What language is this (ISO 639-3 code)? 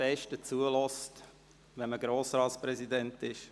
gsw